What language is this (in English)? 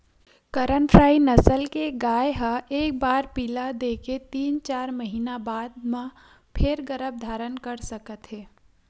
Chhattisgarhi